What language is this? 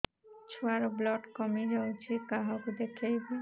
Odia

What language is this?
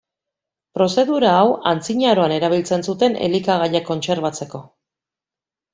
Basque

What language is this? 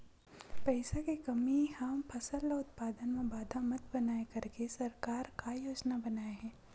Chhattisgarhi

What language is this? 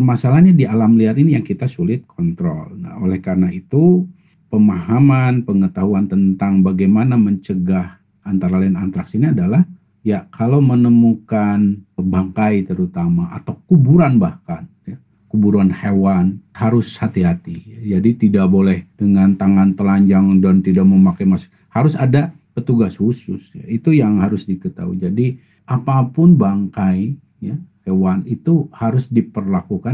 Indonesian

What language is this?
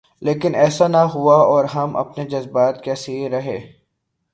Urdu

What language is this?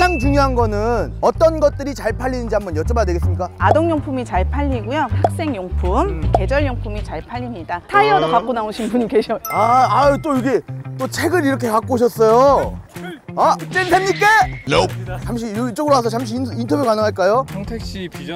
Korean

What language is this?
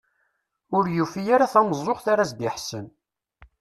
Kabyle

